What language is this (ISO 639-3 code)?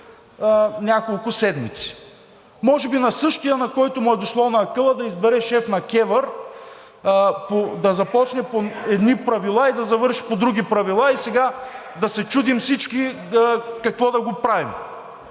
bul